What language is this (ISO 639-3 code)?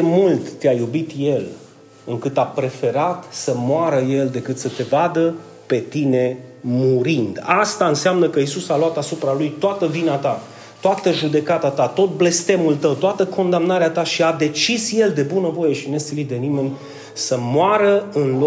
ron